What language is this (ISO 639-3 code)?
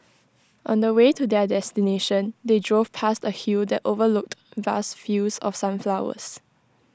eng